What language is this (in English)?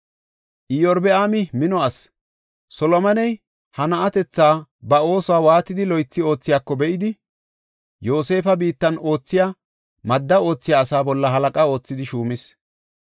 Gofa